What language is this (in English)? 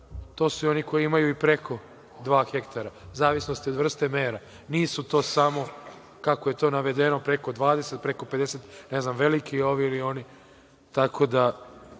Serbian